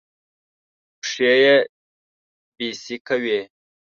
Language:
Pashto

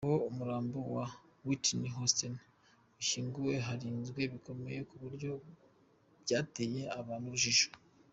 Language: Kinyarwanda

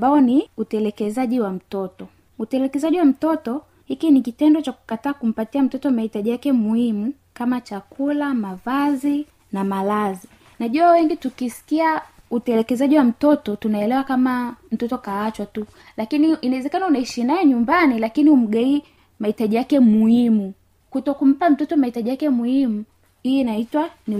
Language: Swahili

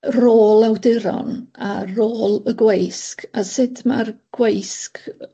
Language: Welsh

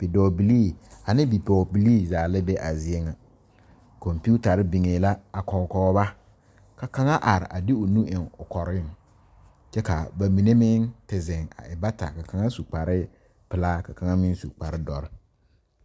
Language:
Southern Dagaare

